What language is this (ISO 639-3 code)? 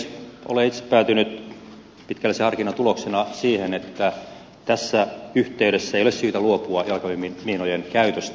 fin